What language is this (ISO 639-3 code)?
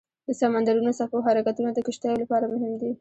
pus